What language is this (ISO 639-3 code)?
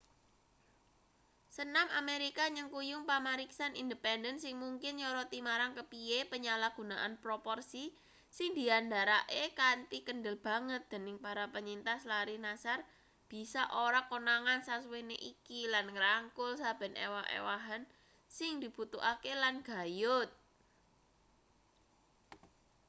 jav